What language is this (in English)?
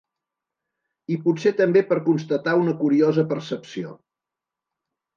Catalan